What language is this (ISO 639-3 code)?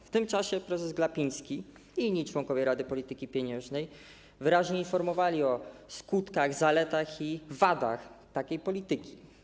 pol